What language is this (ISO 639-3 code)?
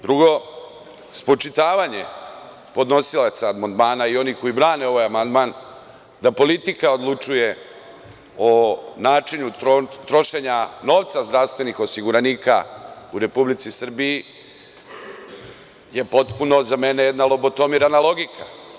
srp